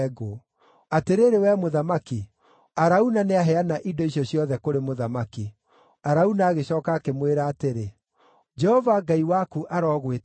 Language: Kikuyu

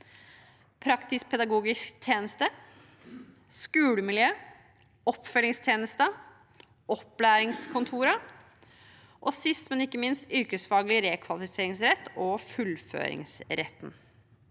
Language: Norwegian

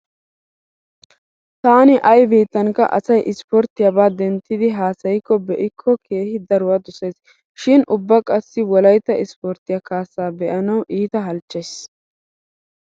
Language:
Wolaytta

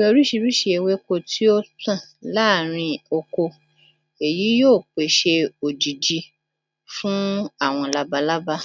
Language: Yoruba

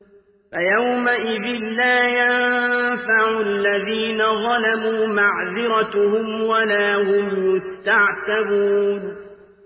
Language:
Arabic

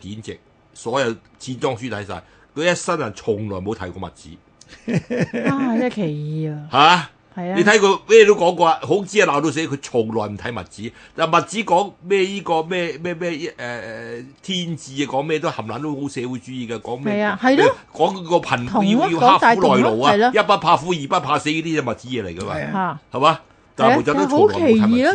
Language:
Chinese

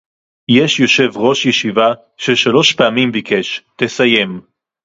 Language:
Hebrew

